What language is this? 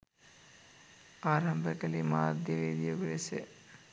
Sinhala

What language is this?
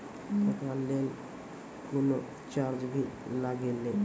Maithili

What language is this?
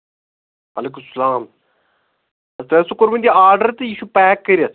Kashmiri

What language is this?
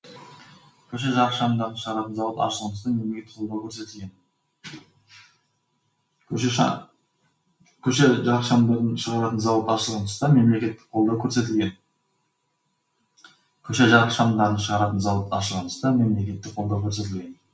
Kazakh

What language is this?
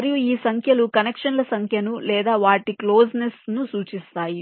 Telugu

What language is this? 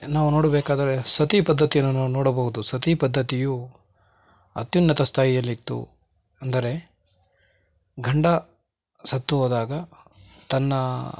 Kannada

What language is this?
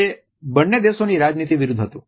Gujarati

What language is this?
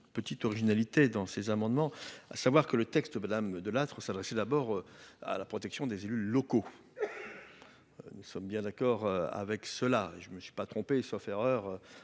French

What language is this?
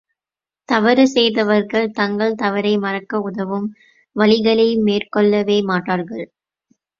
Tamil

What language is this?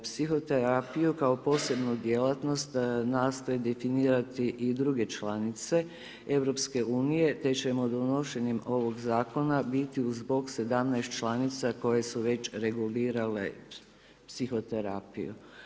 Croatian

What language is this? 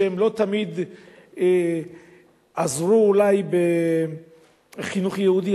Hebrew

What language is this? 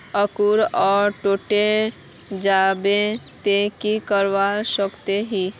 Magahi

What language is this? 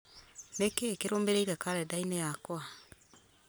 Kikuyu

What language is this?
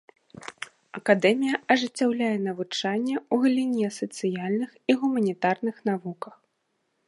Belarusian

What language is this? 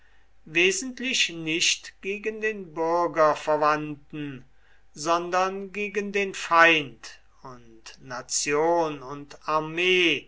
German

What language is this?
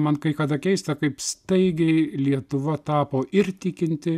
Lithuanian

